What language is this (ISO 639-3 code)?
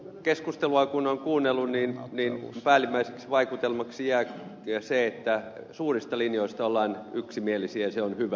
fin